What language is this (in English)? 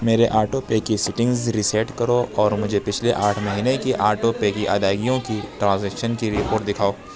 Urdu